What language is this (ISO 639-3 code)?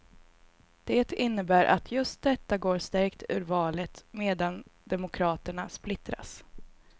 swe